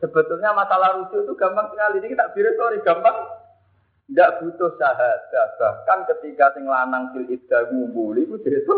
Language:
Malay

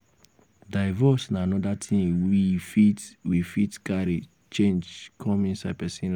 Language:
Nigerian Pidgin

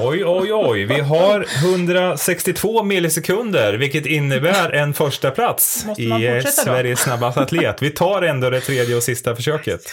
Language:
Swedish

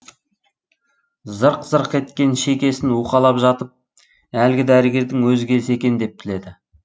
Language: Kazakh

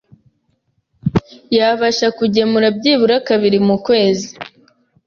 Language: Kinyarwanda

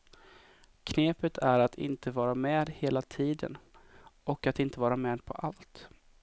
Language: Swedish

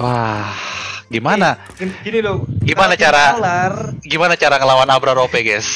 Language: Indonesian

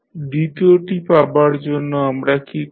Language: Bangla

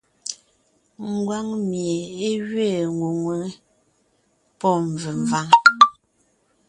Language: Ngiemboon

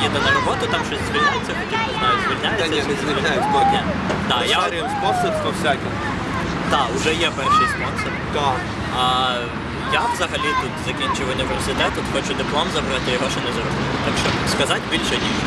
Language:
Ukrainian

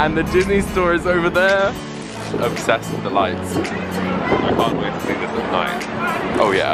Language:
English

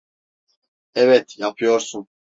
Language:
Turkish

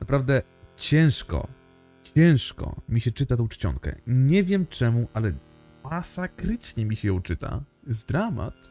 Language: Polish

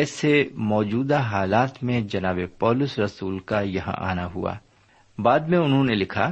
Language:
Urdu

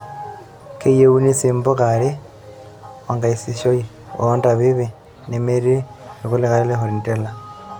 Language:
Masai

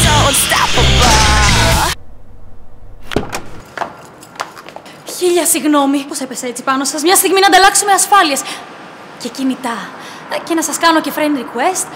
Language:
Greek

